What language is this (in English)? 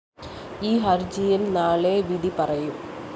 Malayalam